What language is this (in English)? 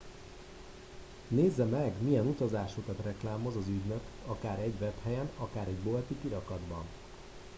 Hungarian